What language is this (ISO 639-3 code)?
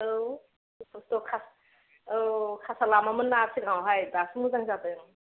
brx